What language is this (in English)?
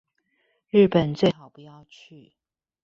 Chinese